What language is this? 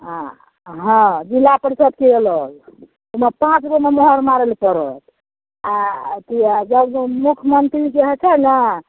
Maithili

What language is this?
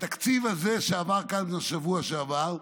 Hebrew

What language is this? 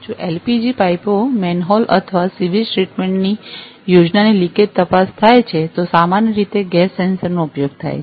Gujarati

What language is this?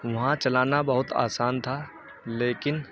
Urdu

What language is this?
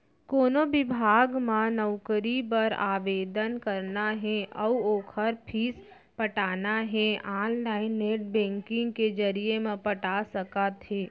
Chhattisgarhi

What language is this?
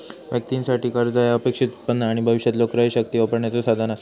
Marathi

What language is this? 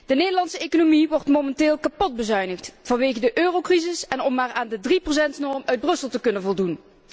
Dutch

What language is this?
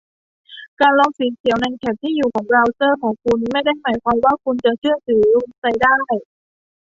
Thai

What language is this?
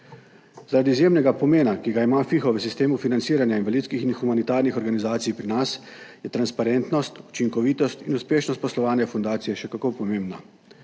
Slovenian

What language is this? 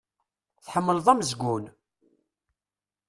Kabyle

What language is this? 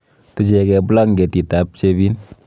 Kalenjin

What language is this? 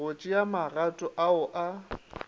Northern Sotho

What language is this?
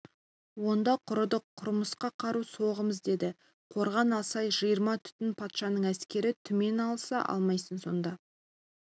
Kazakh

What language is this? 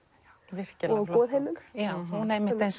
Icelandic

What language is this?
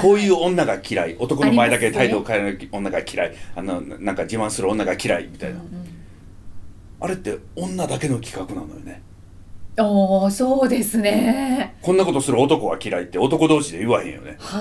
Japanese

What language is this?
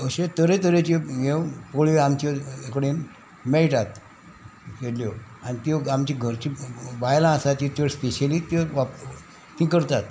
Konkani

